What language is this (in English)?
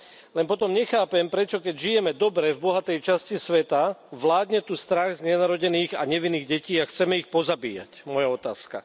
Slovak